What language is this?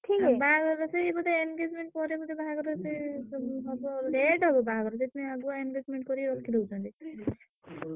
Odia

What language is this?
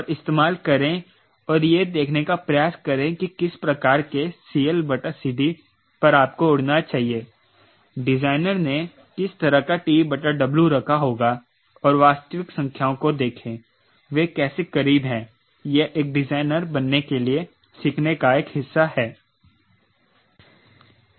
Hindi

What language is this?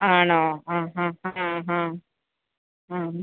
Malayalam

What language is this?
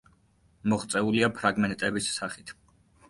Georgian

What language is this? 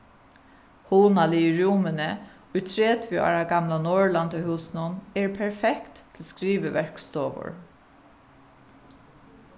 Faroese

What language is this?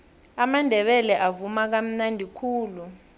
South Ndebele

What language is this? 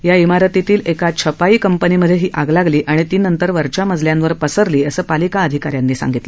Marathi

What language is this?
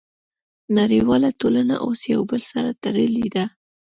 Pashto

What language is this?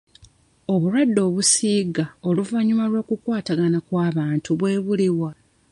Ganda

